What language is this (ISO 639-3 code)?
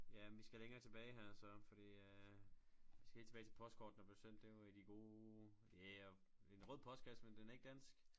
dan